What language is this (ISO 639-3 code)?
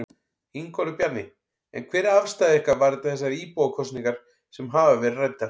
isl